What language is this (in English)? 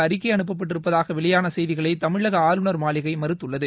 Tamil